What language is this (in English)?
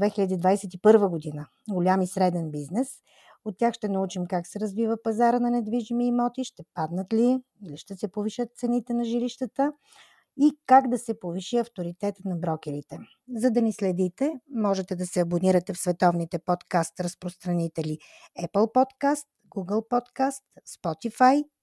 Bulgarian